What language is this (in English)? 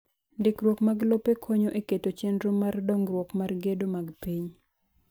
Luo (Kenya and Tanzania)